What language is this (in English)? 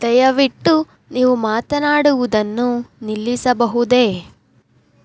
Kannada